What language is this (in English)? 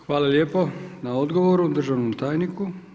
Croatian